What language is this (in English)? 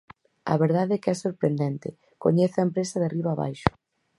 Galician